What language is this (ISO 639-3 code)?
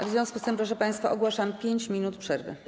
pol